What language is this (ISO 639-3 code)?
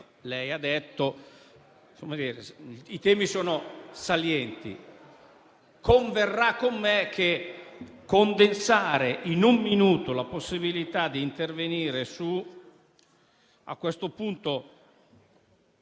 ita